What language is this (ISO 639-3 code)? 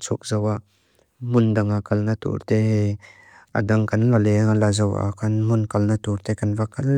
lus